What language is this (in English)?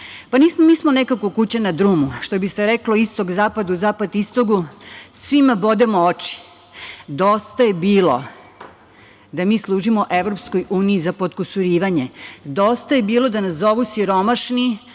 Serbian